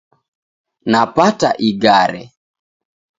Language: Taita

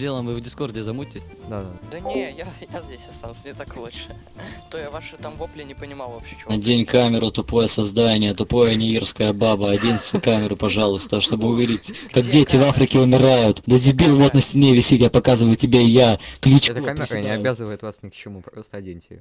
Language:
Russian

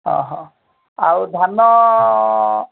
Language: Odia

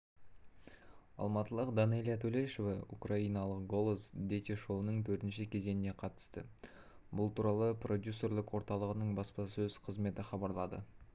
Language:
Kazakh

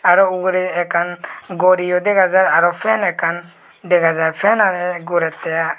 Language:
Chakma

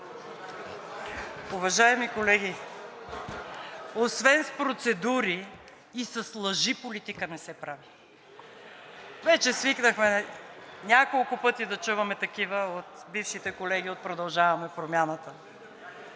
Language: Bulgarian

